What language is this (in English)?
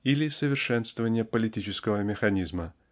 Russian